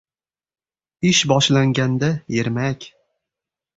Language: Uzbek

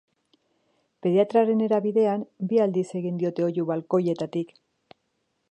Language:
Basque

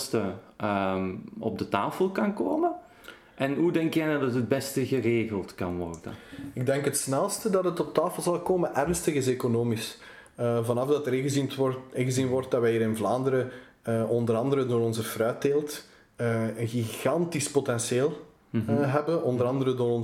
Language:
Dutch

